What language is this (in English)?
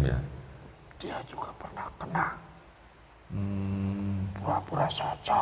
Indonesian